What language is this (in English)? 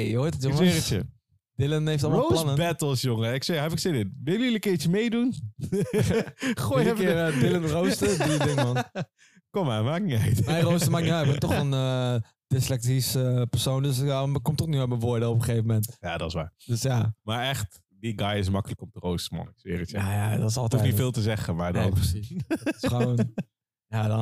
Dutch